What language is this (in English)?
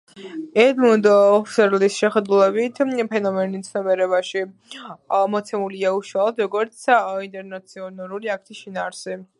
Georgian